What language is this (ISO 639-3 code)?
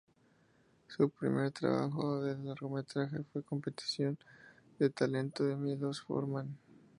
spa